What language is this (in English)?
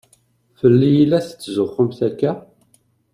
Kabyle